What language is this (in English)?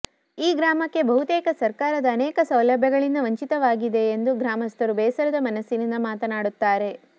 Kannada